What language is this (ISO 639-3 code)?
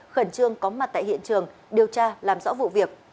vie